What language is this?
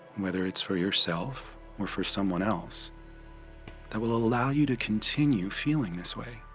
English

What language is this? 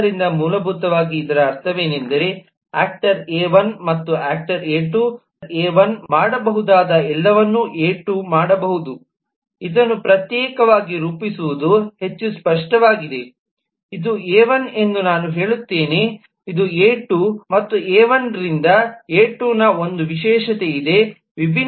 Kannada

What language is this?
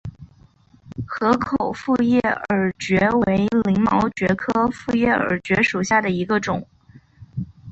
Chinese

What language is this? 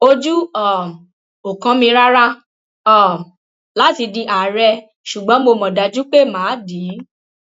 Yoruba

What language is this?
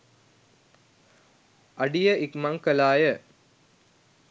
Sinhala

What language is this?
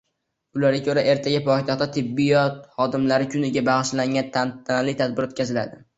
Uzbek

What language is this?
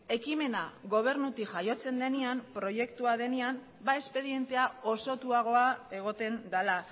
Basque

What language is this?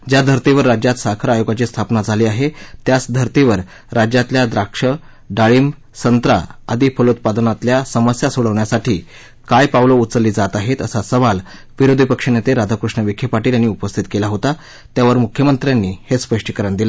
Marathi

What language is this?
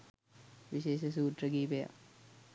Sinhala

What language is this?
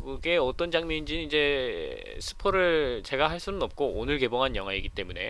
Korean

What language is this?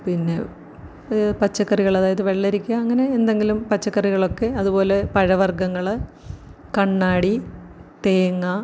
Malayalam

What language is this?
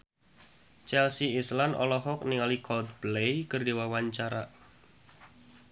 Sundanese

